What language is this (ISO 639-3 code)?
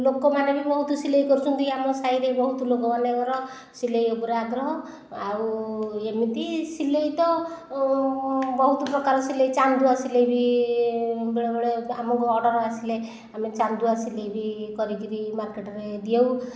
ori